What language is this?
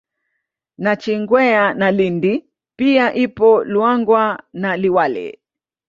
Swahili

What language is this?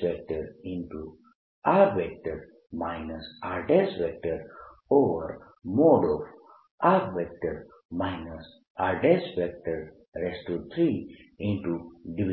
Gujarati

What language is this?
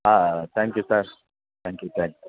Kannada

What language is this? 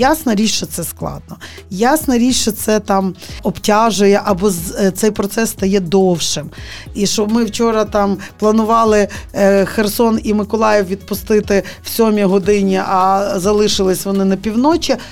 Ukrainian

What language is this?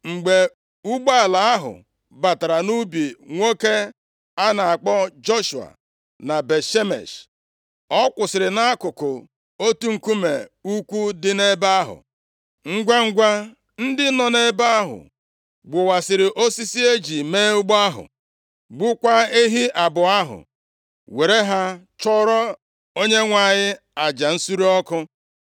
Igbo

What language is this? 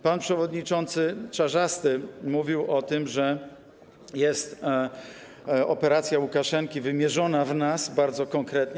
Polish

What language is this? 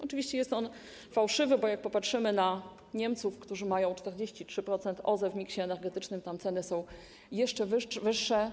Polish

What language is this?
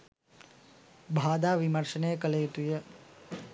Sinhala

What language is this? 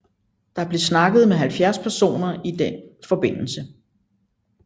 Danish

